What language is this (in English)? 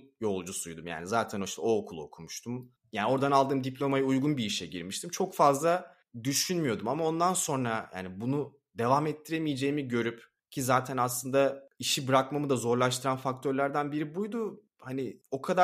Turkish